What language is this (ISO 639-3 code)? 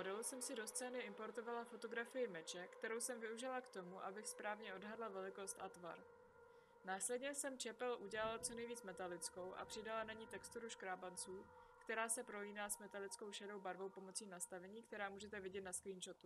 ces